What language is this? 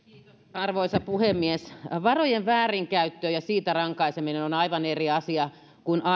Finnish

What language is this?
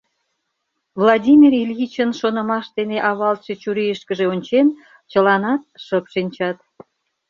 Mari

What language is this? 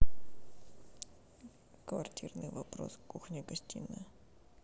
Russian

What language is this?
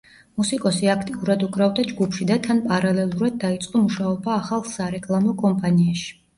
Georgian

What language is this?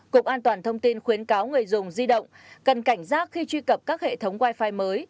Vietnamese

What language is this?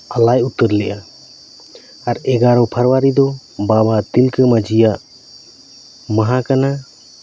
Santali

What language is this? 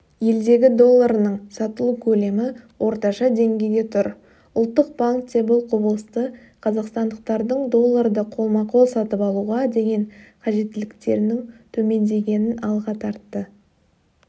Kazakh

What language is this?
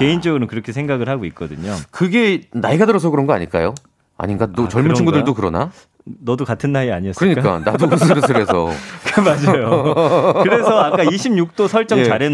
Korean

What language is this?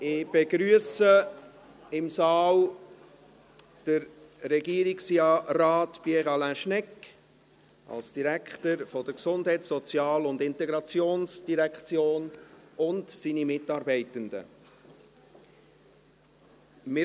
Swiss German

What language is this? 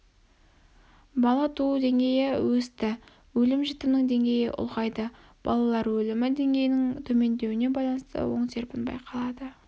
Kazakh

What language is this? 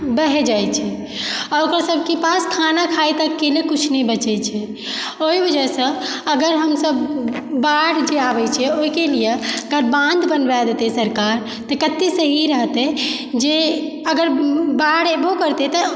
Maithili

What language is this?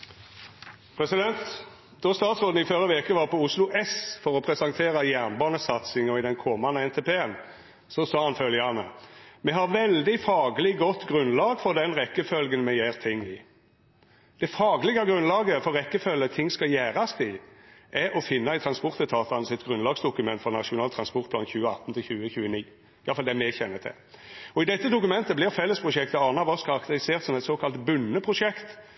Norwegian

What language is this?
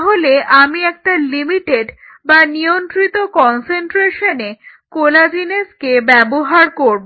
Bangla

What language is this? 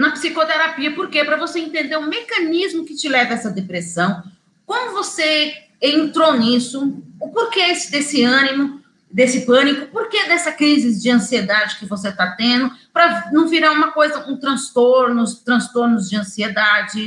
Portuguese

